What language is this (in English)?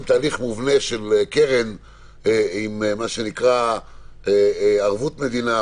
Hebrew